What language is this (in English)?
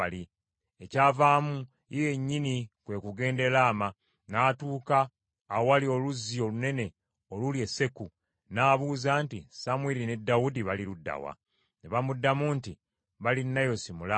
Ganda